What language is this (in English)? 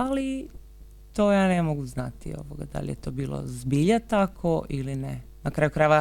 Croatian